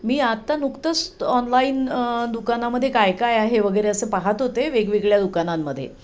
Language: Marathi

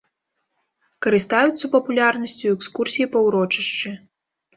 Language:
Belarusian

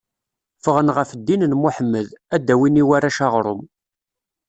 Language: Kabyle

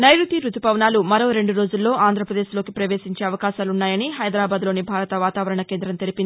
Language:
Telugu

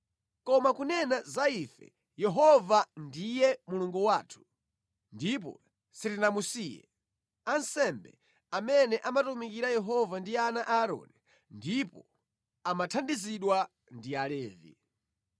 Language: Nyanja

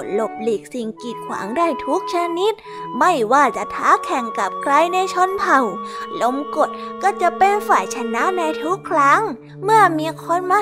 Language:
Thai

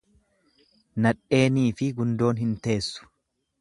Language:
Oromo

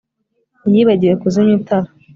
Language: Kinyarwanda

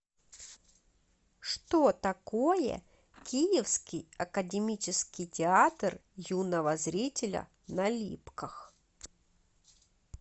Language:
Russian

